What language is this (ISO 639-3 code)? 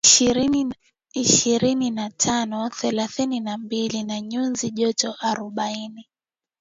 swa